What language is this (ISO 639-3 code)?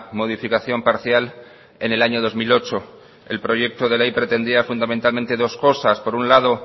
spa